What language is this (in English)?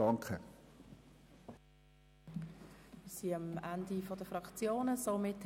Swiss German